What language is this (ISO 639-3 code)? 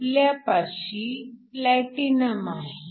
mar